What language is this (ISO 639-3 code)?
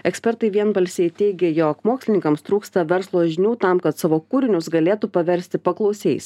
lit